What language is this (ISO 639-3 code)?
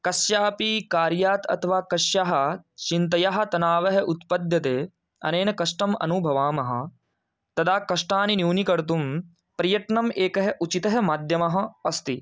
san